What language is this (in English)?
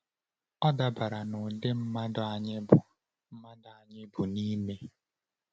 Igbo